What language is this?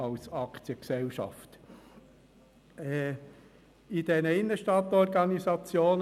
Swiss German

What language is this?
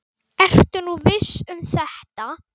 Icelandic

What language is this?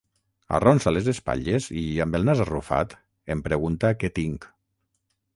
Catalan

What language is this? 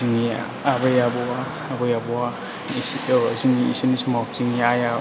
Bodo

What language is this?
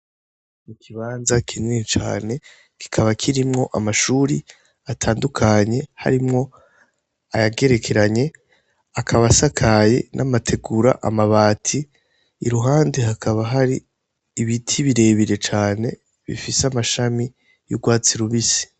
Rundi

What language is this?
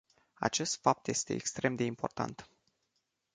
Romanian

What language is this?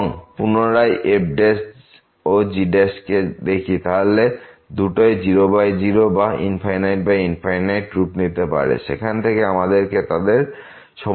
Bangla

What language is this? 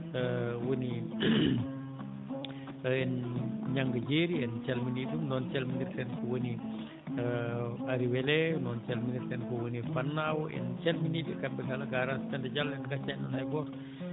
Fula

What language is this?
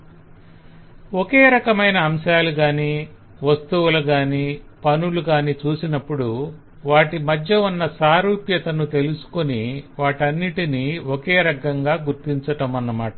Telugu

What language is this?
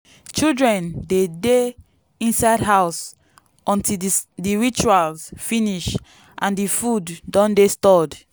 Nigerian Pidgin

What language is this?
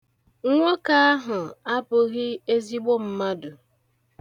Igbo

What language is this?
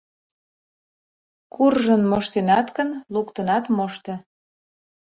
Mari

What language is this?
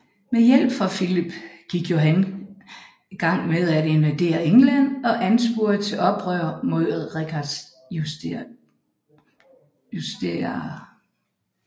Danish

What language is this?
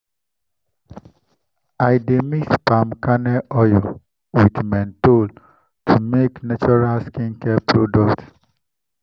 Nigerian Pidgin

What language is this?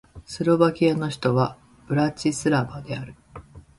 Japanese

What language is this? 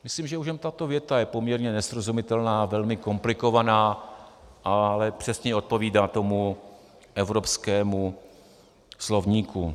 Czech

